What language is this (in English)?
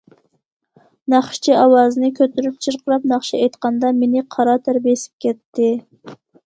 Uyghur